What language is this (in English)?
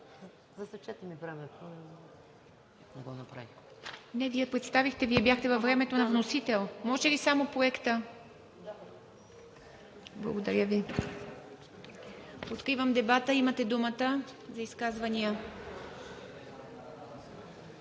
Bulgarian